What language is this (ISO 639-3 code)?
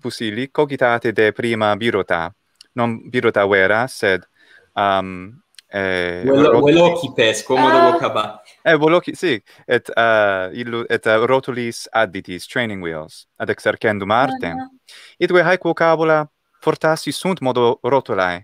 ita